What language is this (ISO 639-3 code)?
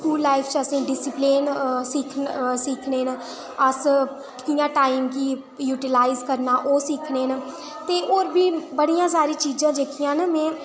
doi